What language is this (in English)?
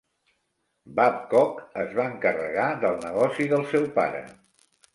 Catalan